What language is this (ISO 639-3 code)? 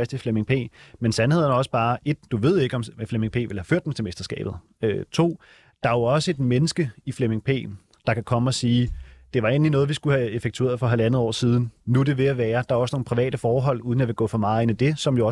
dan